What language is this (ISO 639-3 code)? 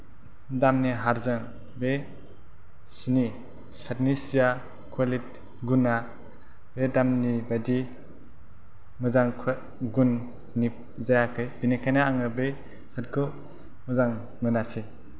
brx